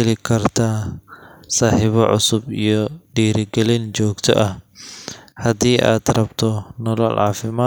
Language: Somali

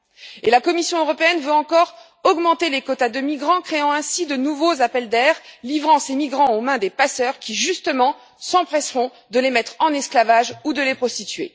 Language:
French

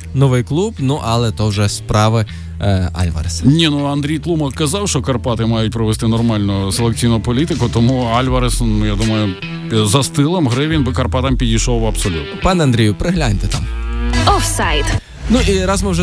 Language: Ukrainian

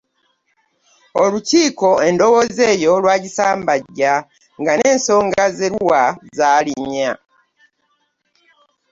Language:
Ganda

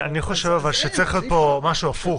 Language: Hebrew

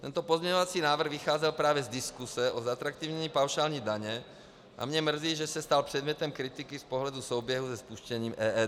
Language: Czech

